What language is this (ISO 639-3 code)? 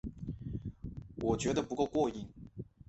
zho